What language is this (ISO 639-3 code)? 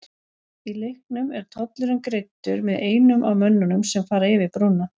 isl